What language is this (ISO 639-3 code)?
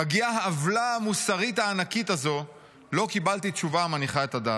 heb